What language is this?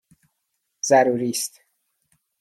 Persian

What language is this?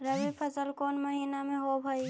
Magahi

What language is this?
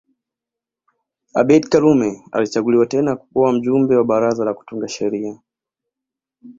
Swahili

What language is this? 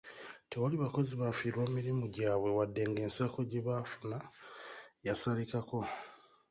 Ganda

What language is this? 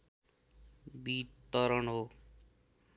Nepali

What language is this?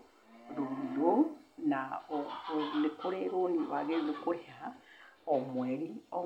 Kikuyu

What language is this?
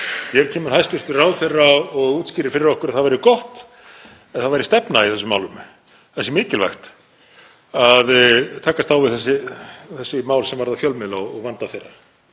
Icelandic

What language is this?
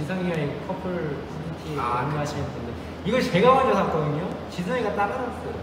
Korean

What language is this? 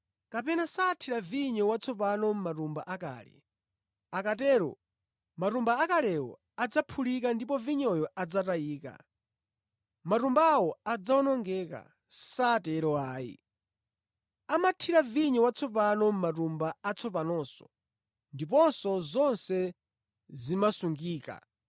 Nyanja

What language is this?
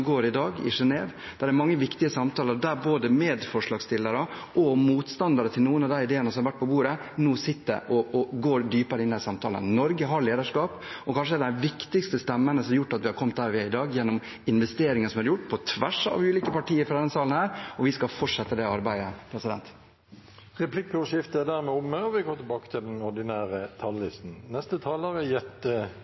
Norwegian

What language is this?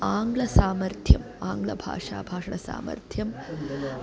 Sanskrit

